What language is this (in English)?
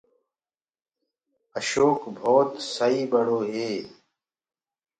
Gurgula